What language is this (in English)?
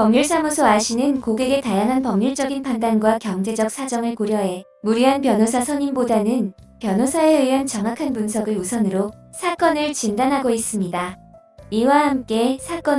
Korean